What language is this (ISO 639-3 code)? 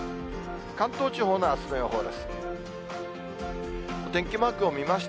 jpn